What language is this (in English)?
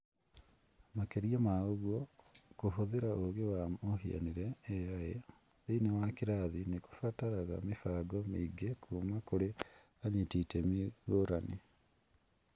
Kikuyu